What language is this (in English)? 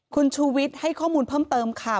Thai